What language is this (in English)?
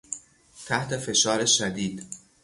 Persian